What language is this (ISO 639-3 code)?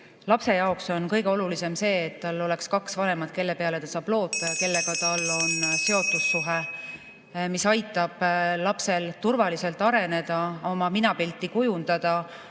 est